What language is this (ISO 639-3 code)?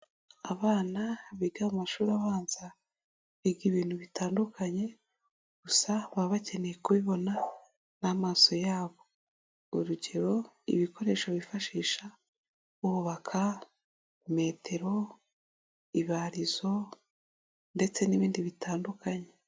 kin